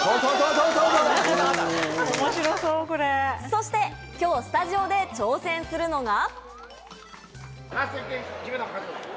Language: Japanese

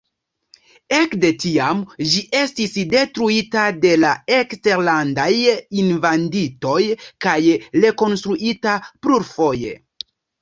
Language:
Esperanto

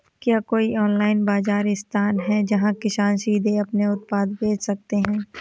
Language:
Hindi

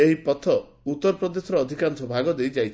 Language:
Odia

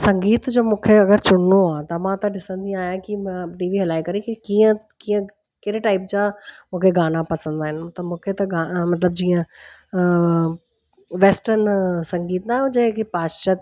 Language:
Sindhi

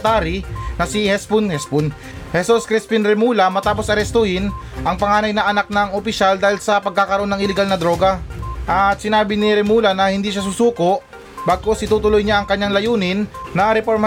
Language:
Filipino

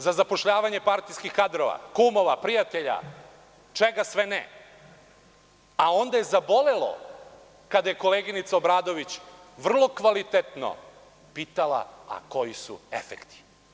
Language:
Serbian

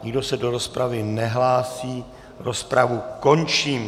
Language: Czech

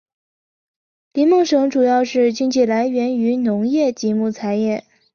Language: Chinese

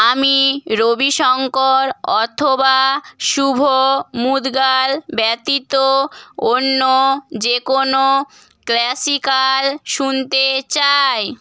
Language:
Bangla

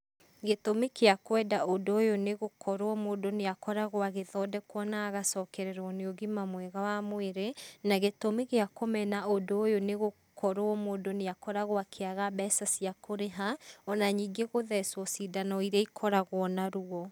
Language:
Kikuyu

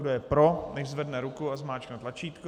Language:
Czech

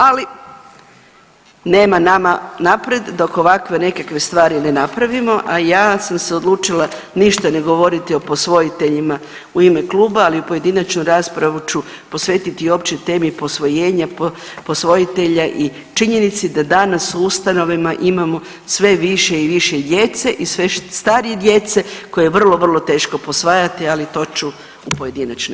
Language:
Croatian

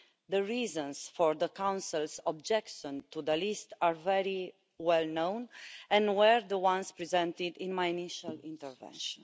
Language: English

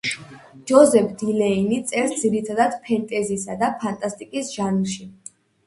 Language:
Georgian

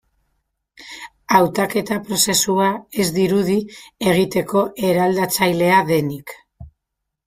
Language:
Basque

